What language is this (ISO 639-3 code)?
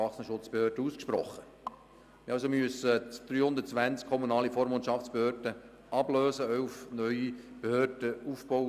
gsw